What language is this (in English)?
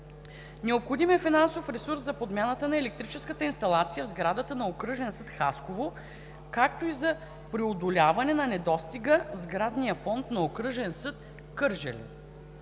Bulgarian